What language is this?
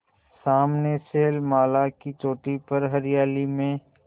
Hindi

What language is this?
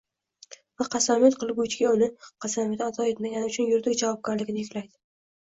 Uzbek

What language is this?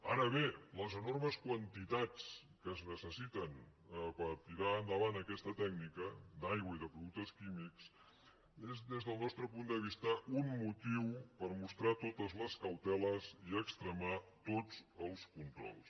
Catalan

